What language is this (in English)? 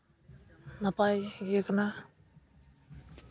Santali